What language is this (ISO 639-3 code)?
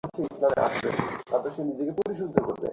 ben